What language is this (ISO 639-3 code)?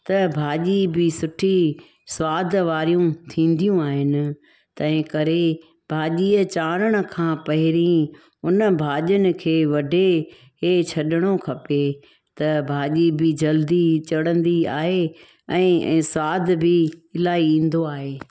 snd